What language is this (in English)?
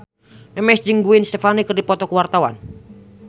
Sundanese